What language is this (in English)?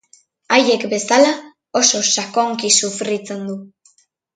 Basque